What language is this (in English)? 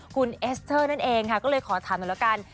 Thai